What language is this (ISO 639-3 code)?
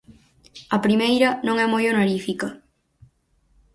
glg